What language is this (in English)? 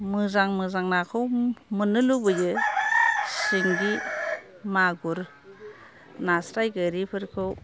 Bodo